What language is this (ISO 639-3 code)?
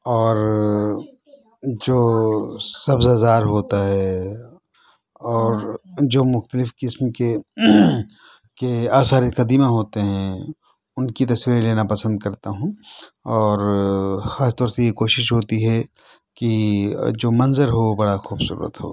urd